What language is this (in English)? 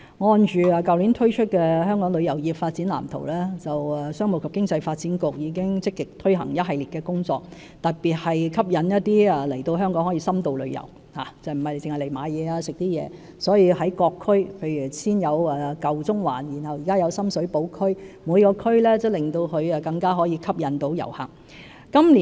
Cantonese